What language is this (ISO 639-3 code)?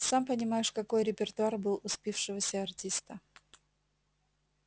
rus